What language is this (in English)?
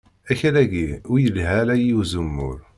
Kabyle